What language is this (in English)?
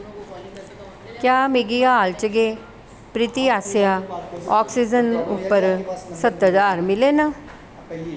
Dogri